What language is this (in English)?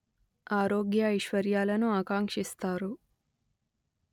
Telugu